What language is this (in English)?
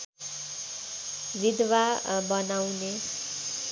Nepali